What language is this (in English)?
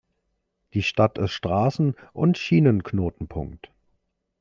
German